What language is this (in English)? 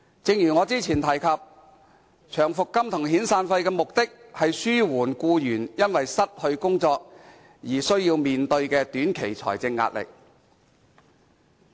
Cantonese